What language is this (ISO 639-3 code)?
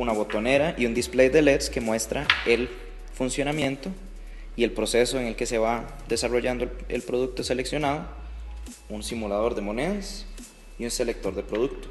spa